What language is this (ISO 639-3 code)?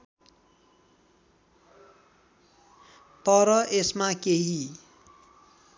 nep